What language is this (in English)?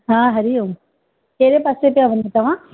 Sindhi